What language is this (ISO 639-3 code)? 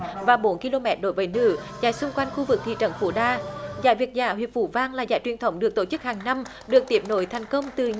vie